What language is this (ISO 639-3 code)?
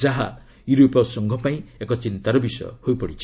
ori